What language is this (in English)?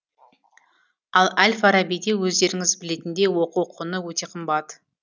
Kazakh